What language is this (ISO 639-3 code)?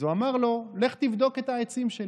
heb